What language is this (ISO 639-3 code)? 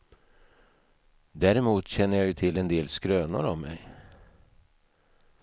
swe